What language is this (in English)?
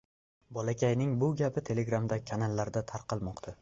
Uzbek